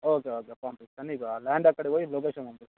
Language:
Telugu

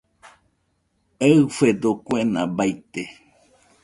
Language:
Nüpode Huitoto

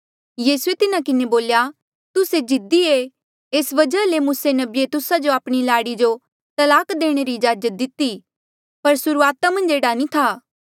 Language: Mandeali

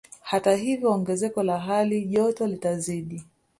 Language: Swahili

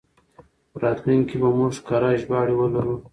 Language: Pashto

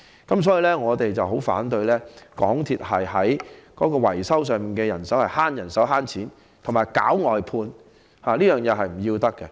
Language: Cantonese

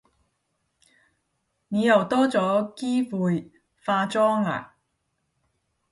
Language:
Cantonese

